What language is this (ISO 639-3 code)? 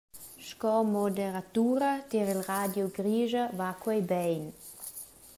roh